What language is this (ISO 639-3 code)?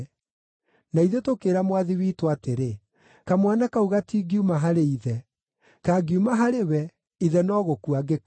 kik